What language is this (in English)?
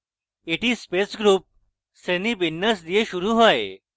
Bangla